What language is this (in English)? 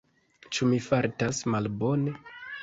Esperanto